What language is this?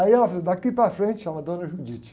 Portuguese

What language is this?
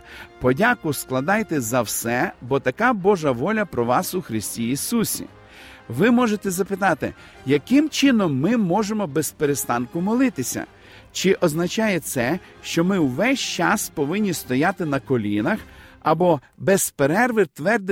Ukrainian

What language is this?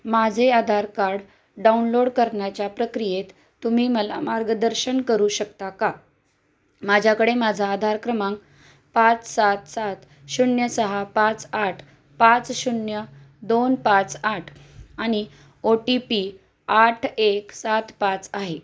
Marathi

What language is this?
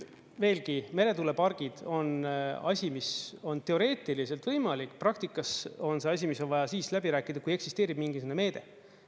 Estonian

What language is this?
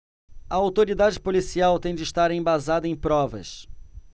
Portuguese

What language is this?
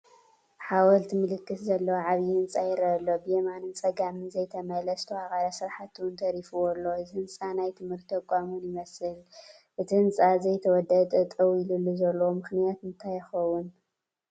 Tigrinya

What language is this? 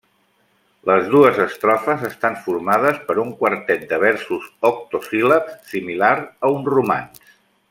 Catalan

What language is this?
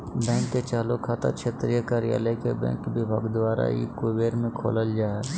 Magahi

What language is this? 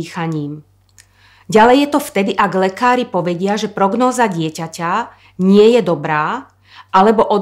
Slovak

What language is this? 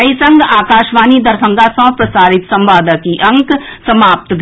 Maithili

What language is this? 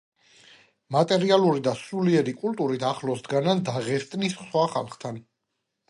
Georgian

